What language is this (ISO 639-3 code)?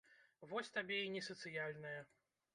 bel